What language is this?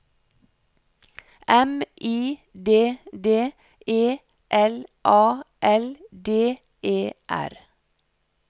Norwegian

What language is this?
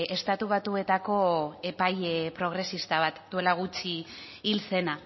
Basque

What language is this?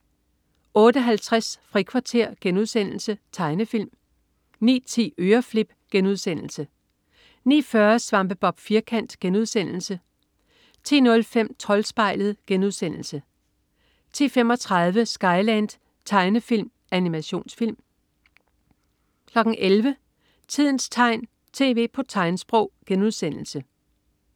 Danish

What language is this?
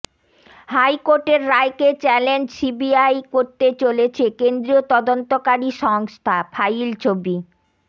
Bangla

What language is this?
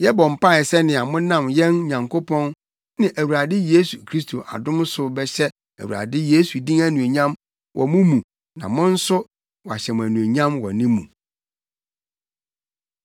Akan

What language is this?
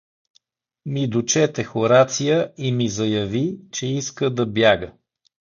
Bulgarian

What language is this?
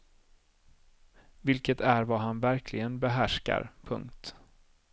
Swedish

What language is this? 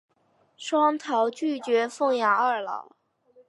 Chinese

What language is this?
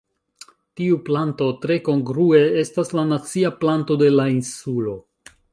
Esperanto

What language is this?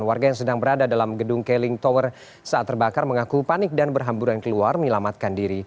Indonesian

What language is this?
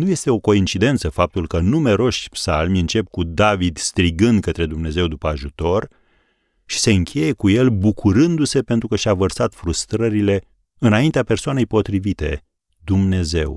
Romanian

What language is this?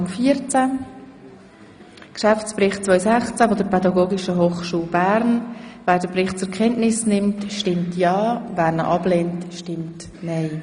Swiss German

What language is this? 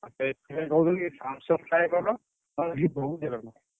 Odia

